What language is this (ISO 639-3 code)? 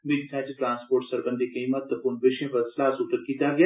doi